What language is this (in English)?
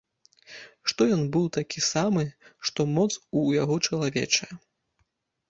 Belarusian